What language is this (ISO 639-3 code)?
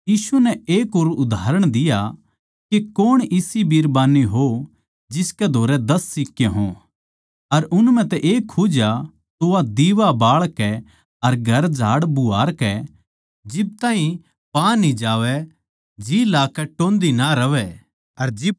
bgc